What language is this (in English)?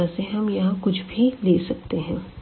Hindi